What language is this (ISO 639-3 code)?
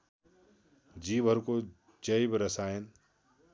nep